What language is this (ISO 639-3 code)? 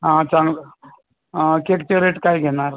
mar